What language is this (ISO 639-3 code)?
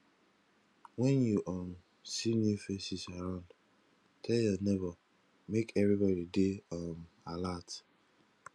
pcm